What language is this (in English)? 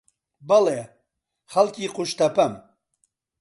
Central Kurdish